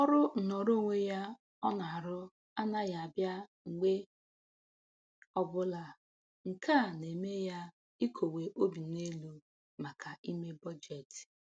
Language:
Igbo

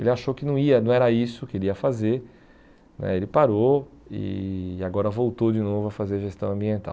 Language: Portuguese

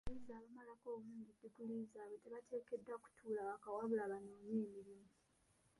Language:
Ganda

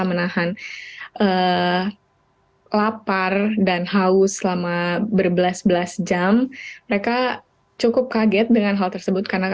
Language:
Indonesian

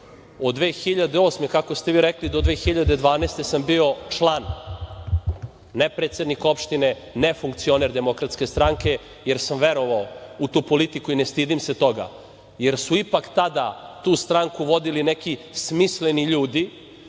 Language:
Serbian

